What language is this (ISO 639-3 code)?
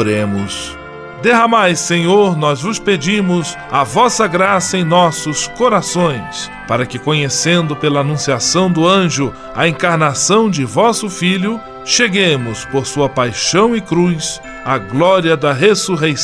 por